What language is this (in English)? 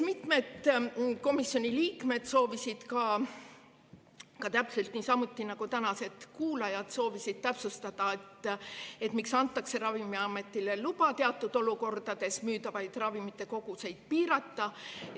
Estonian